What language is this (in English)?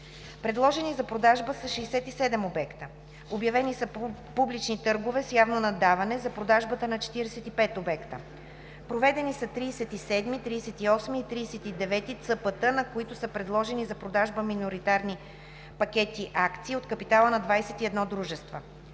Bulgarian